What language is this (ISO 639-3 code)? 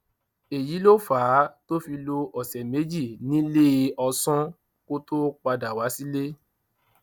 yor